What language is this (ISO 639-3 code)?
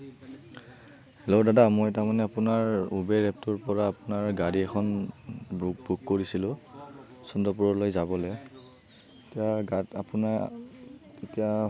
asm